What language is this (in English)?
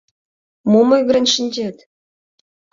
Mari